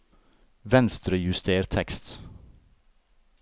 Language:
Norwegian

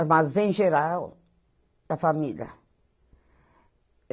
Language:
Portuguese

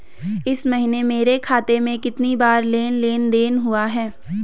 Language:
Hindi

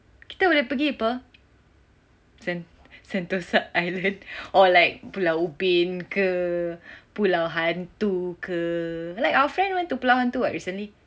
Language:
English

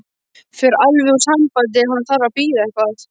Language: Icelandic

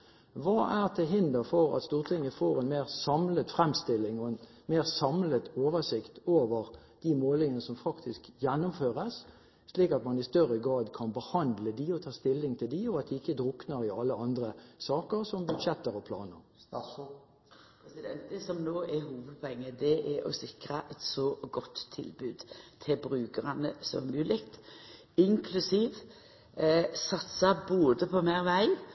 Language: Norwegian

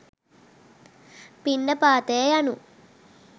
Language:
Sinhala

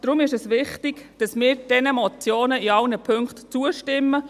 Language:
Swiss German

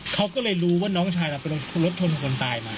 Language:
Thai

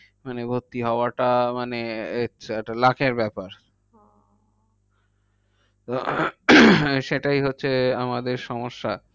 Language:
Bangla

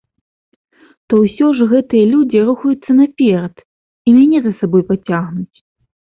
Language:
Belarusian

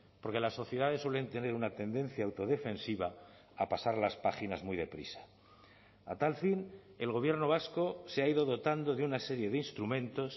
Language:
Spanish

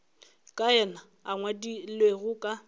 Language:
Northern Sotho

